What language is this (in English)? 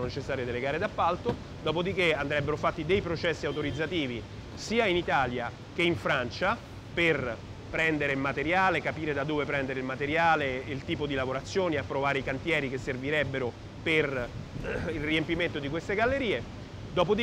Italian